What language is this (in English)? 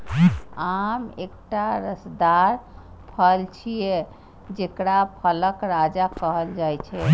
Maithili